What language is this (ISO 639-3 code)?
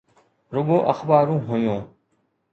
snd